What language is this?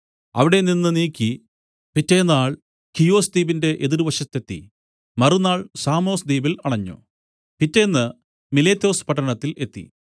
Malayalam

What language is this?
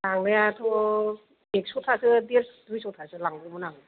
Bodo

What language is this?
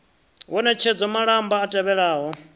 Venda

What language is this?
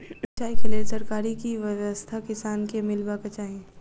Maithili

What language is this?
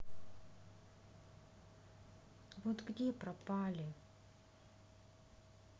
Russian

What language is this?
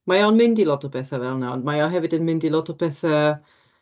Welsh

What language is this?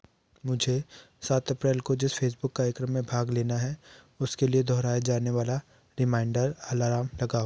Hindi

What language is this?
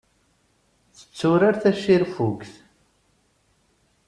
Kabyle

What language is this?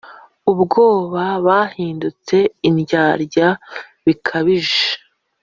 Kinyarwanda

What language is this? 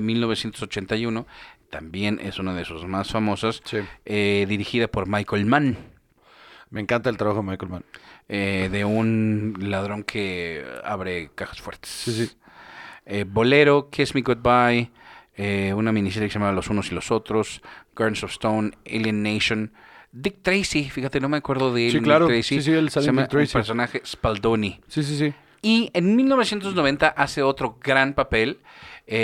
Spanish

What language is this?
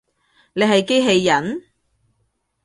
Cantonese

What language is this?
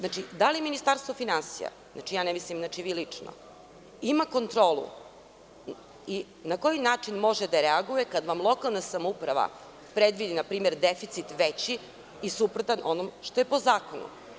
Serbian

